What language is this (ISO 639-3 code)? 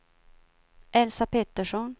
swe